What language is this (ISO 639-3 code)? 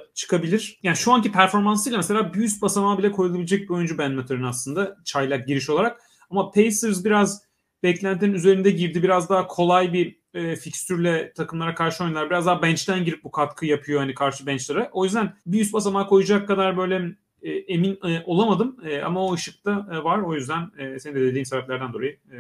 tur